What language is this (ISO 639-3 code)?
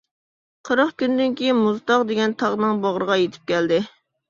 uig